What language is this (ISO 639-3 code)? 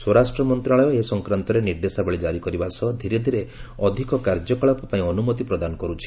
ori